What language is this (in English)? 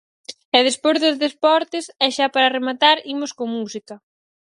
Galician